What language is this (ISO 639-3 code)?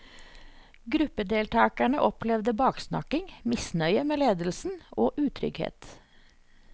nor